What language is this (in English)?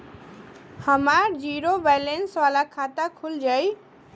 Bhojpuri